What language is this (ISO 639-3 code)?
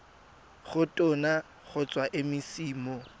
tsn